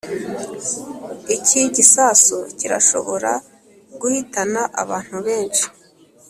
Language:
Kinyarwanda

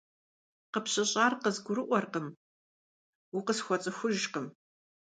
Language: Kabardian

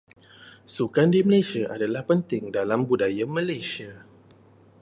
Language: Malay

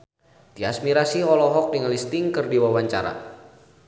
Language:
Sundanese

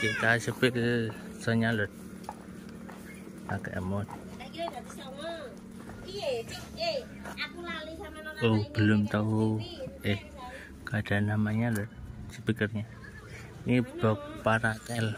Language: Indonesian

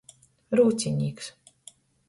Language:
Latgalian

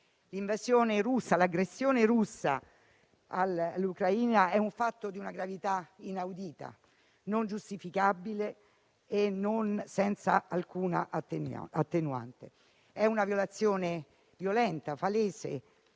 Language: Italian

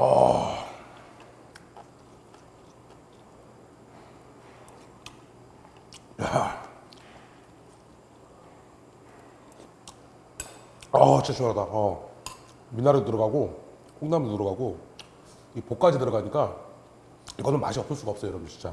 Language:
Korean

